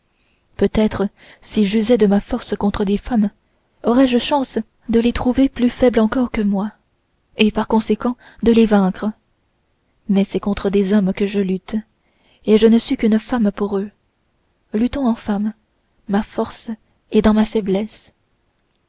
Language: French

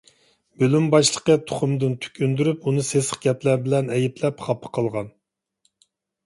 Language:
Uyghur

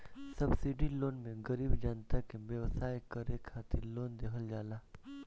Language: Bhojpuri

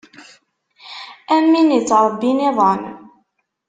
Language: Kabyle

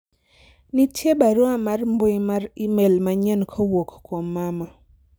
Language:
Luo (Kenya and Tanzania)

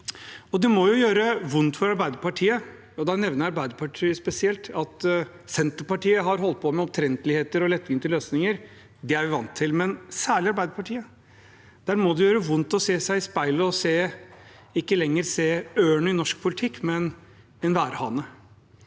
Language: Norwegian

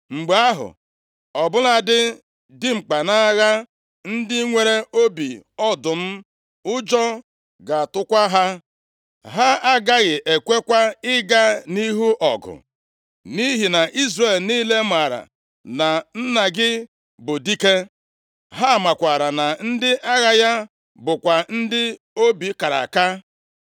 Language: Igbo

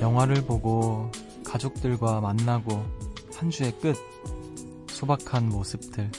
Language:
Korean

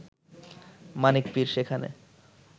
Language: Bangla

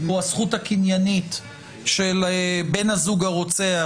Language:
Hebrew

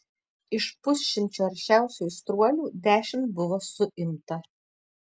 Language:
Lithuanian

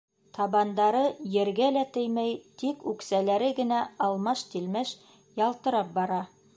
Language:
Bashkir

